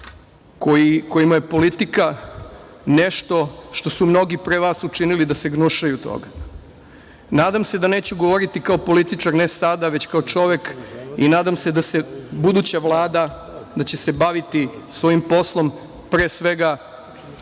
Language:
Serbian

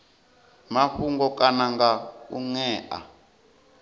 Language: Venda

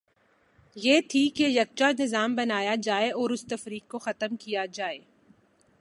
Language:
Urdu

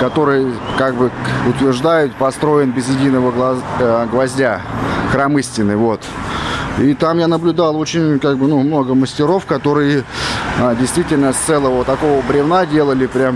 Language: Russian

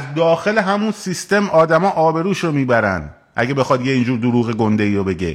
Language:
Persian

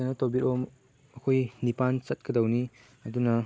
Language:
Manipuri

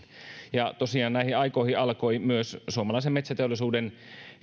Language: Finnish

